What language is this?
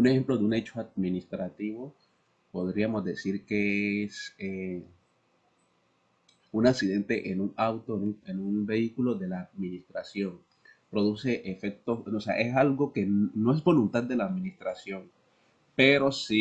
Spanish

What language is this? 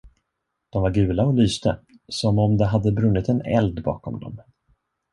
Swedish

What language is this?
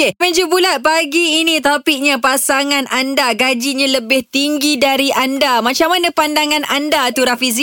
Malay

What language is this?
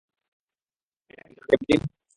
Bangla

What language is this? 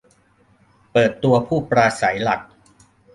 Thai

